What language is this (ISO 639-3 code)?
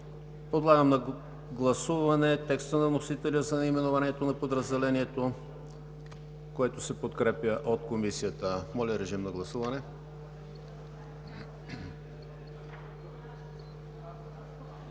bul